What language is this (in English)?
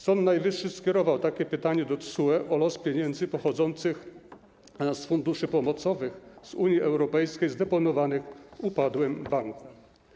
Polish